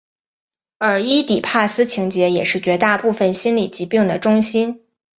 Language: Chinese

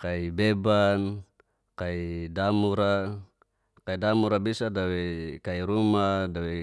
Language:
Geser-Gorom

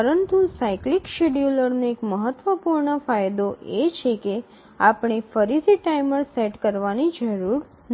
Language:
Gujarati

